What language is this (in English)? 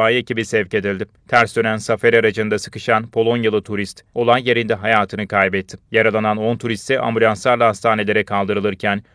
Turkish